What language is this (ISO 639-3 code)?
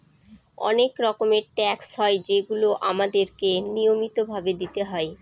ben